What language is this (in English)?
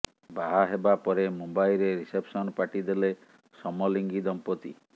Odia